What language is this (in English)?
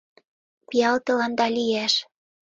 Mari